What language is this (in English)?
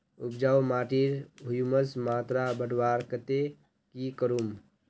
Magahi